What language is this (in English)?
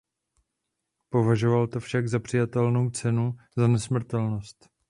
Czech